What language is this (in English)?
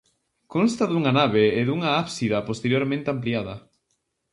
Galician